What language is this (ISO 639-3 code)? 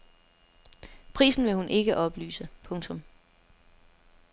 dan